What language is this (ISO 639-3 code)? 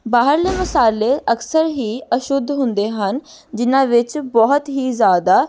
pan